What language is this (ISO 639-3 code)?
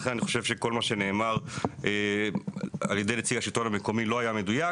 heb